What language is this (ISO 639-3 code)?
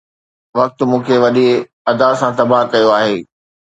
snd